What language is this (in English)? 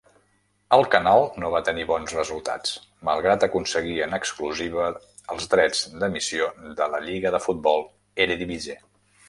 Catalan